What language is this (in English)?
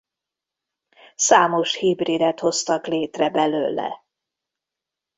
Hungarian